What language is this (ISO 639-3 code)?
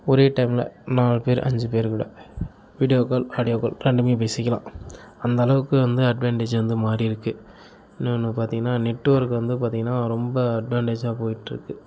tam